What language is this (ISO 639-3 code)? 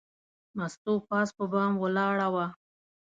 pus